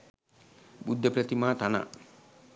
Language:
Sinhala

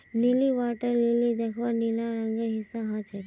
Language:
Magahi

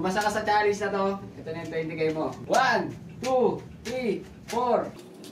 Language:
Filipino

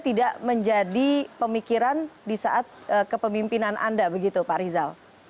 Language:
Indonesian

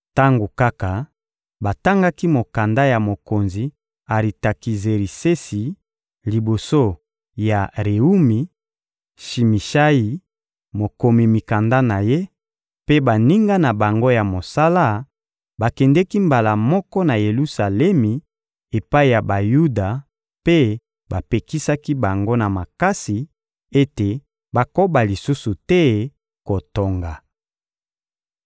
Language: Lingala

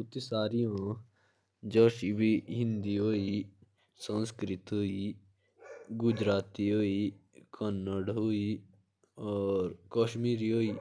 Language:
Jaunsari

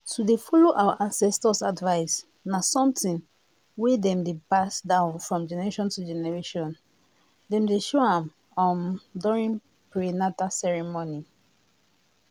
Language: Nigerian Pidgin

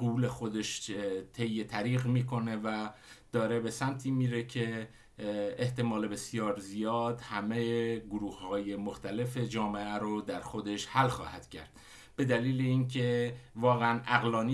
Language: Persian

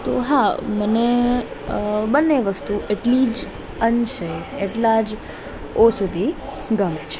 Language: Gujarati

